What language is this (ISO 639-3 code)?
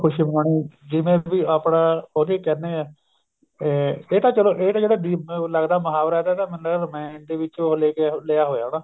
pan